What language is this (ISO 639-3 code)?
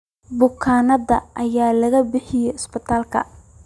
som